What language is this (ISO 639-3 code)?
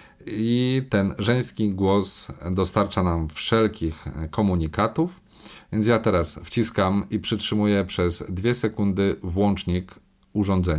pol